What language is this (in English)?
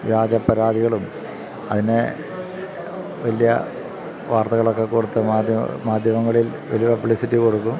Malayalam